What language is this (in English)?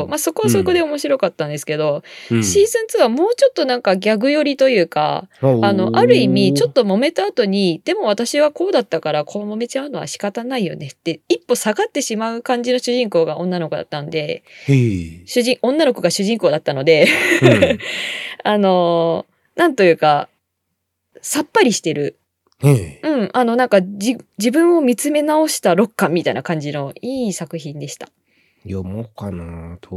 Japanese